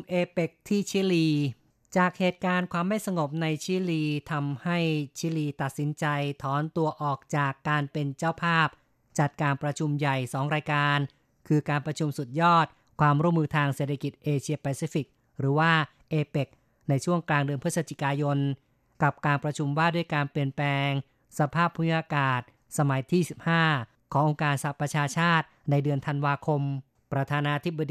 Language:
Thai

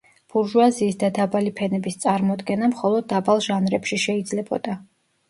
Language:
Georgian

